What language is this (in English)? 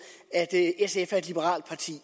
Danish